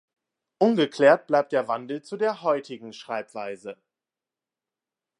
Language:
German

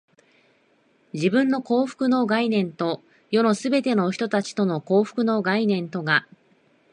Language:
Japanese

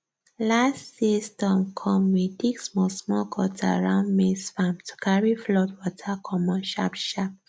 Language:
Nigerian Pidgin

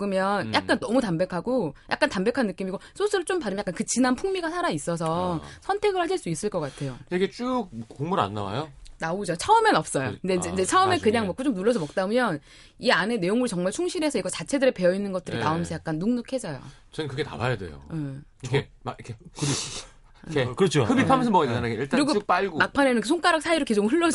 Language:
Korean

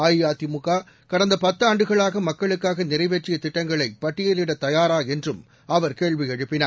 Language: Tamil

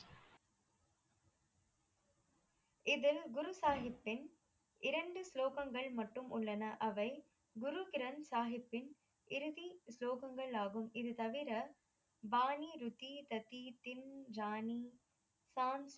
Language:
Tamil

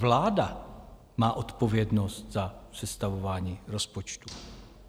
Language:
Czech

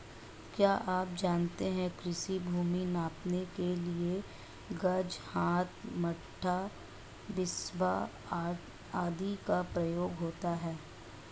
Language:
Hindi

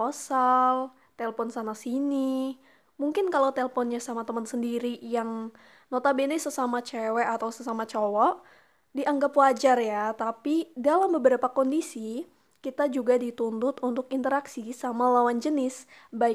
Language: Indonesian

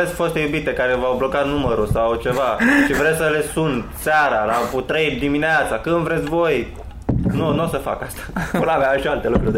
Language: Romanian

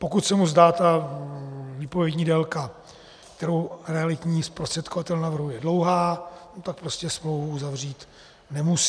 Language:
Czech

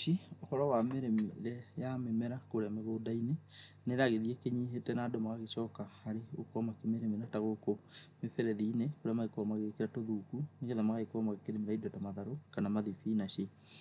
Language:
Kikuyu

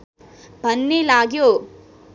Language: Nepali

